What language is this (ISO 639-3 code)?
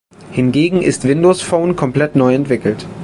deu